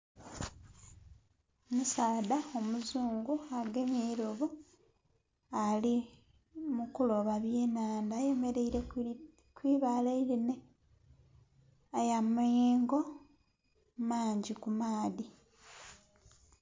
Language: Soga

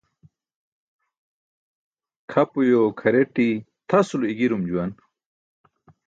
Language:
Burushaski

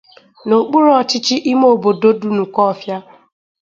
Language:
Igbo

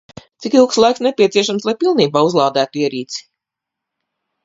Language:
Latvian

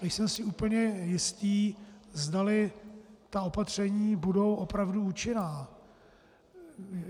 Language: Czech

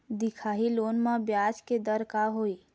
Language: Chhattisgarhi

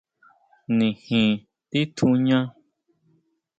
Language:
Huautla Mazatec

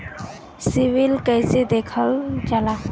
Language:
Bhojpuri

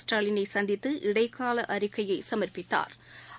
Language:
Tamil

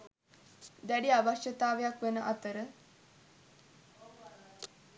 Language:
Sinhala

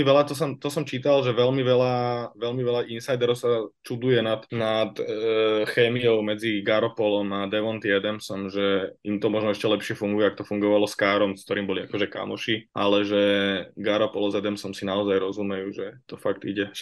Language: Slovak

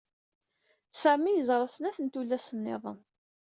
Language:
Kabyle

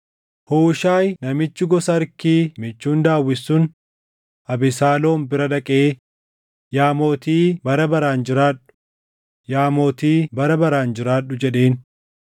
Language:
Oromo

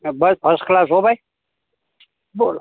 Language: Gujarati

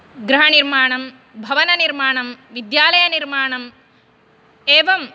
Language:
Sanskrit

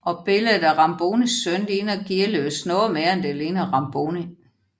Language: Danish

